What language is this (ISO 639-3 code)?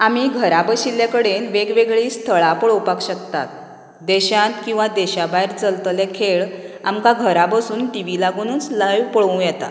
kok